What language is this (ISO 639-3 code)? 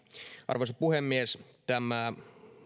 fin